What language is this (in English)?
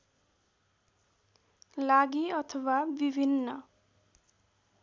Nepali